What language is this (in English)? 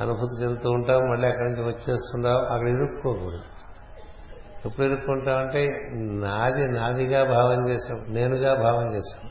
Telugu